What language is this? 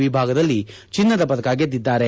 Kannada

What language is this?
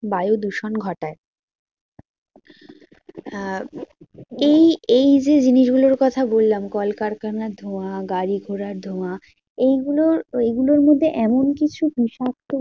Bangla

